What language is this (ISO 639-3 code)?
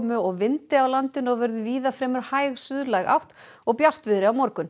isl